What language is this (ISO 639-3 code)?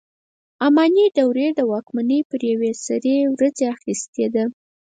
pus